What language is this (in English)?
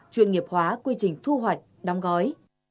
Vietnamese